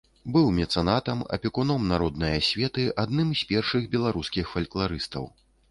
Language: Belarusian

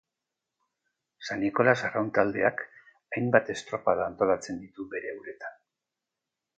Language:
Basque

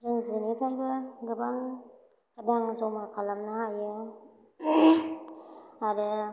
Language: Bodo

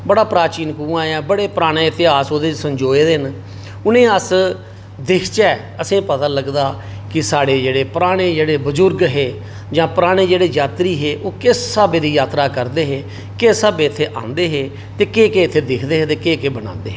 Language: Dogri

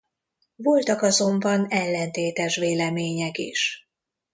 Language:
Hungarian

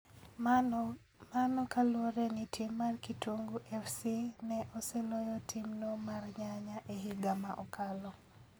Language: Luo (Kenya and Tanzania)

